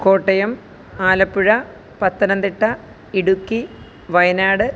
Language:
Malayalam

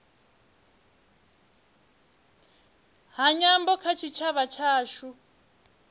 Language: Venda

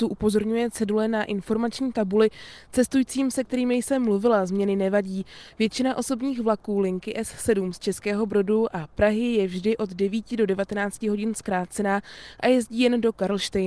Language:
Czech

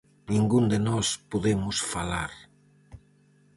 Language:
Galician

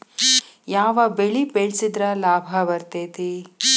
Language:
Kannada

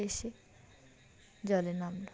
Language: Bangla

